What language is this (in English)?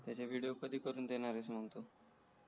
Marathi